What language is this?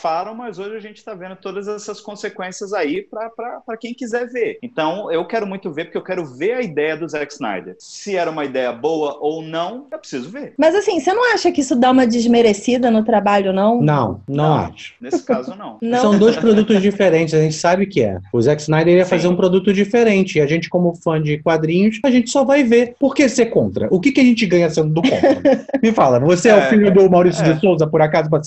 Portuguese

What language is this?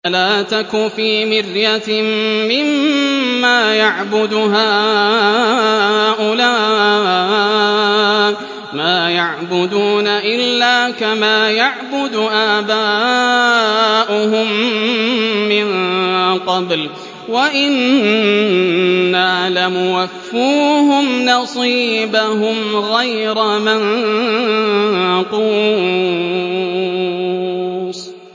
Arabic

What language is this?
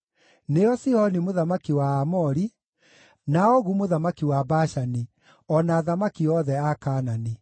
Kikuyu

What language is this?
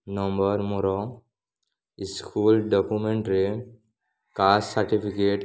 Odia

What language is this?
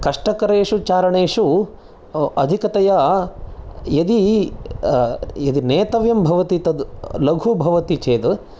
Sanskrit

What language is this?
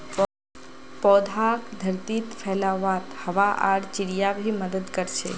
Magahi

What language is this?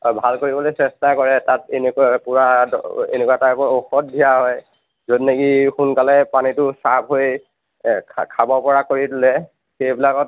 Assamese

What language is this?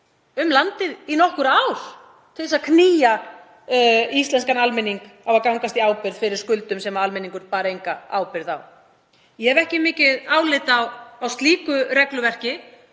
Icelandic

